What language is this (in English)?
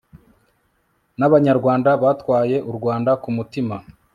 Kinyarwanda